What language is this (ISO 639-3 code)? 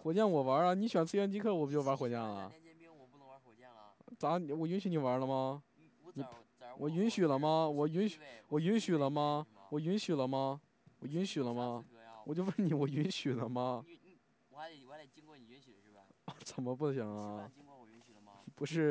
zho